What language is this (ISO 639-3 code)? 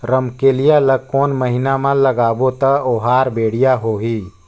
hne